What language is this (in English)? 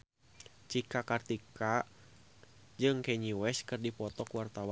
Sundanese